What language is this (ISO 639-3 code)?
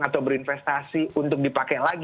ind